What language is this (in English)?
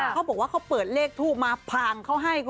Thai